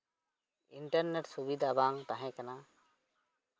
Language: Santali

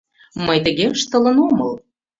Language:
Mari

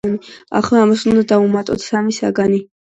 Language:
Georgian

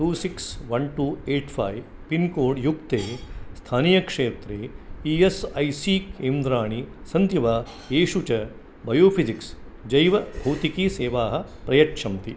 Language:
Sanskrit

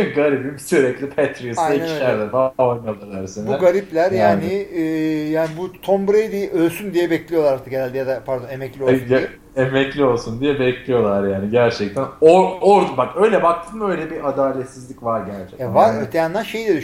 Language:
Turkish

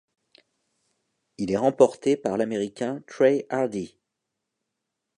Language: French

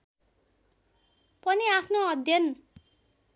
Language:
Nepali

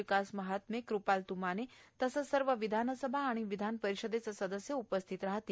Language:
Marathi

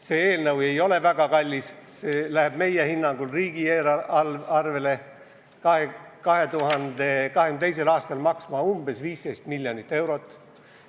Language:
Estonian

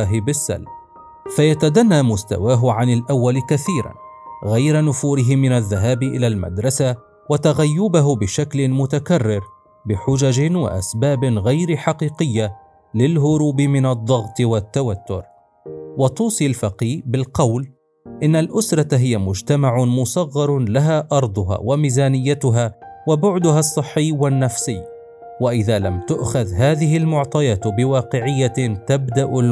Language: Arabic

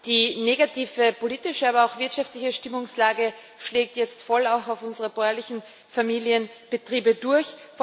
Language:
German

